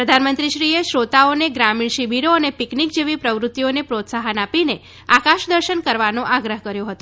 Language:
Gujarati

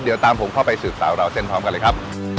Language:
Thai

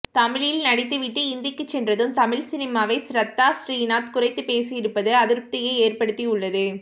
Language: Tamil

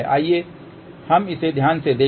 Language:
Hindi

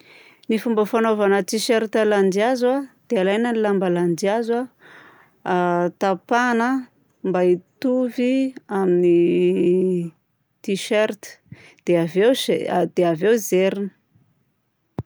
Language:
Southern Betsimisaraka Malagasy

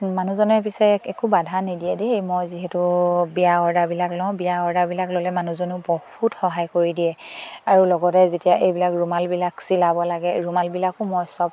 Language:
Assamese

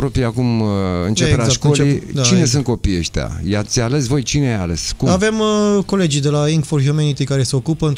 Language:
Romanian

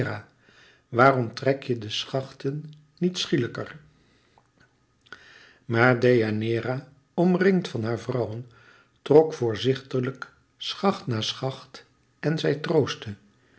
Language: Dutch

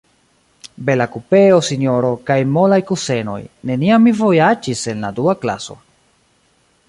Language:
Esperanto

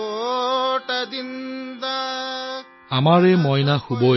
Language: Assamese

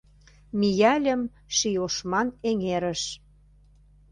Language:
Mari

